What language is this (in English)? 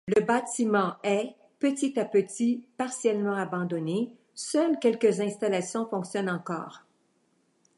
French